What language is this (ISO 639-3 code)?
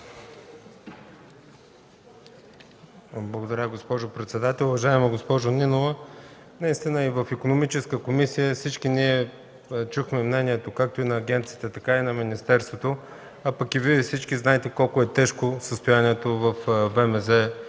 bul